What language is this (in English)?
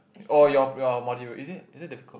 English